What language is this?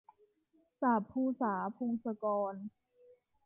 Thai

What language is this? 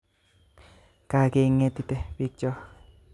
Kalenjin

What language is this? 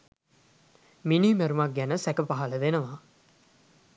Sinhala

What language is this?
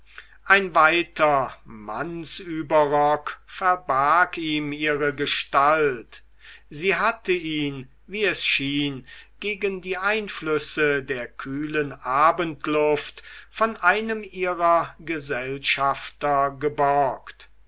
German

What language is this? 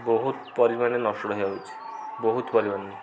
Odia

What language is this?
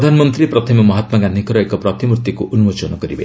Odia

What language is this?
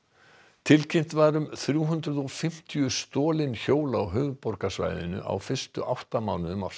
Icelandic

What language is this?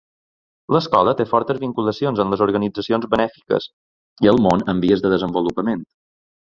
Catalan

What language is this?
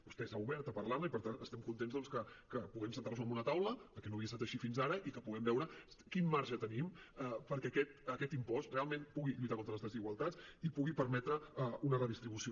Catalan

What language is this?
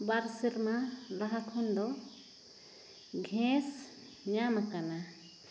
Santali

